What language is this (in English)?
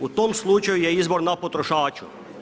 Croatian